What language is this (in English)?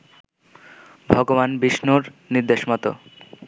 Bangla